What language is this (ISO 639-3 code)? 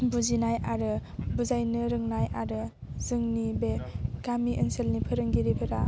brx